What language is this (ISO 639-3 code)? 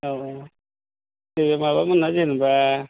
brx